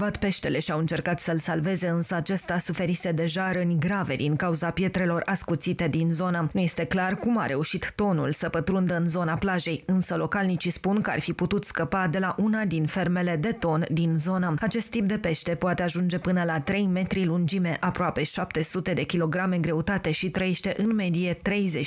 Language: Romanian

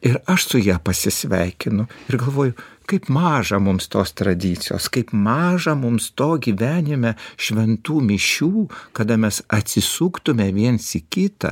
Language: Lithuanian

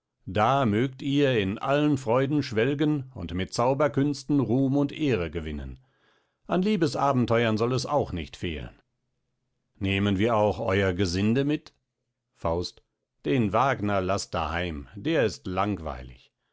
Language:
German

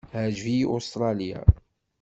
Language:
Kabyle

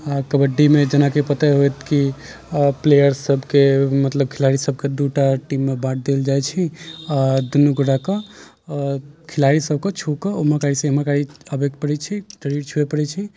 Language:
Maithili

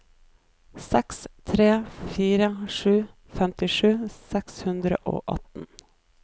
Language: Norwegian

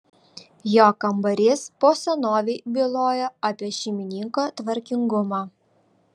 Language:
Lithuanian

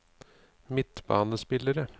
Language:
Norwegian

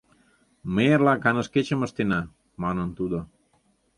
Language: Mari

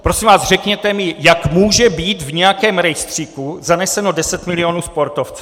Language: Czech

